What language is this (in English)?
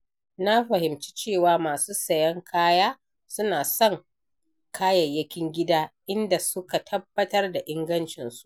Hausa